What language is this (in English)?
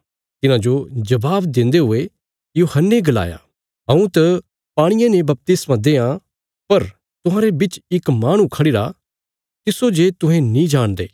Bilaspuri